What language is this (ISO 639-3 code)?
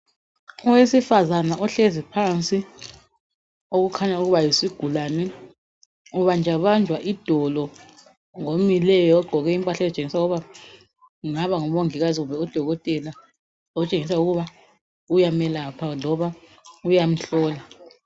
nde